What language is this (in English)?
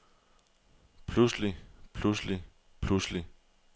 Danish